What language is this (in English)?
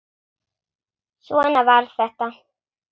Icelandic